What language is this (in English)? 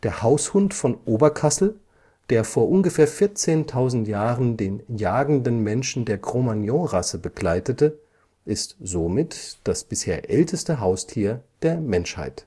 German